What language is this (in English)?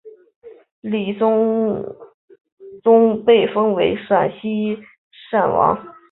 Chinese